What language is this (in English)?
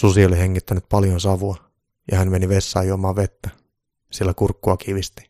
Finnish